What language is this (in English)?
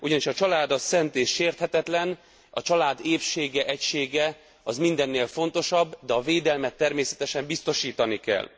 Hungarian